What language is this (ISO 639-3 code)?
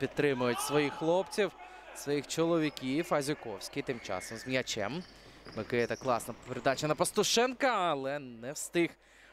ukr